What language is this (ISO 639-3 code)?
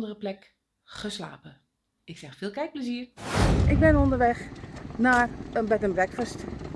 nld